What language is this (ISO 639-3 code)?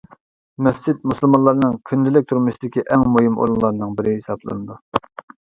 uig